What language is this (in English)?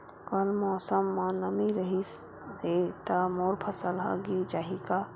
Chhattisgarhi